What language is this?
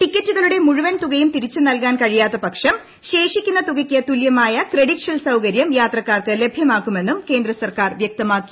Malayalam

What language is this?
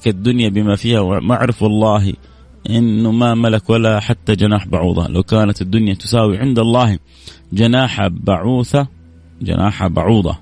Arabic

